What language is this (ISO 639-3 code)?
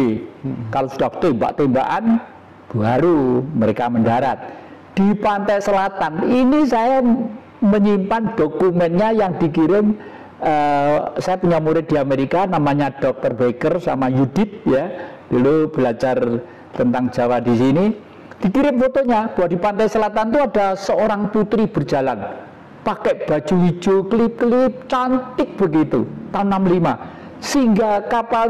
ind